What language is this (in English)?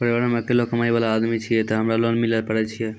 Maithili